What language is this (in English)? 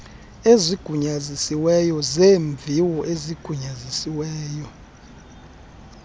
Xhosa